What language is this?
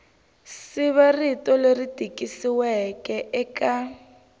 Tsonga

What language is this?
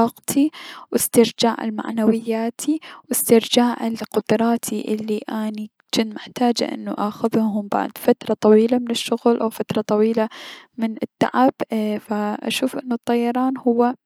Mesopotamian Arabic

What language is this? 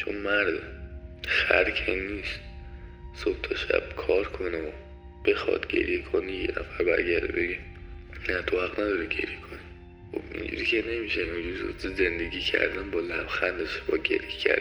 Persian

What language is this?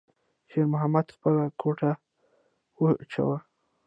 Pashto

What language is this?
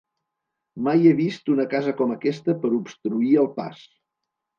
Catalan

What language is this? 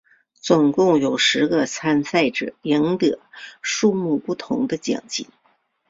Chinese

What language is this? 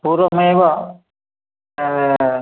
Sanskrit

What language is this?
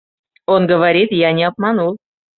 Mari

